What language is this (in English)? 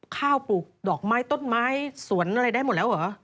Thai